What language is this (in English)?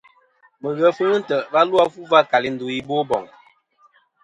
Kom